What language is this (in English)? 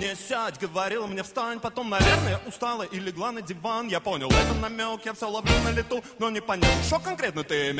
Russian